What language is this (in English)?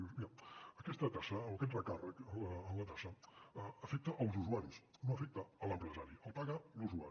Catalan